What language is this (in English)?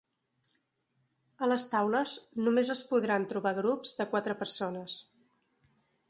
Catalan